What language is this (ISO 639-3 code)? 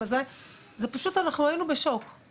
heb